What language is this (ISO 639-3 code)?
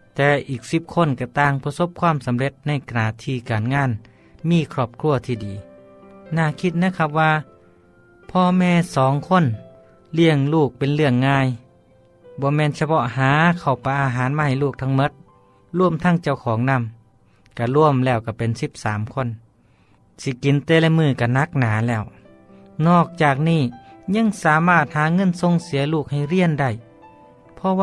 tha